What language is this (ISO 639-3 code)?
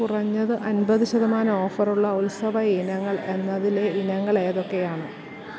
mal